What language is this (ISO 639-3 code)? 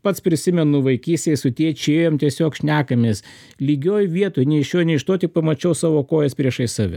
lit